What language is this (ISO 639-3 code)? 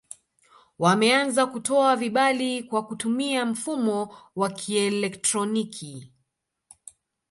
swa